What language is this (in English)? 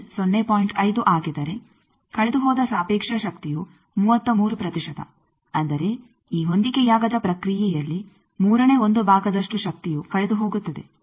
Kannada